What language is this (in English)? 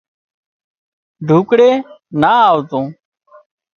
Wadiyara Koli